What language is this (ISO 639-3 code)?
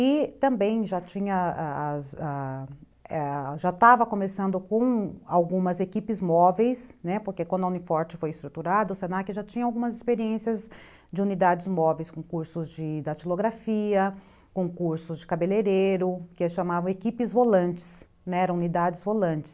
por